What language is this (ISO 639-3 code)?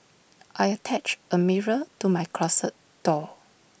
eng